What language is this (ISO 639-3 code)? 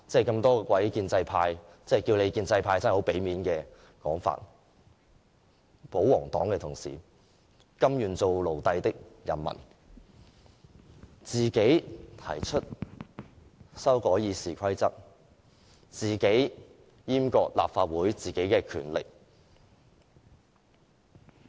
yue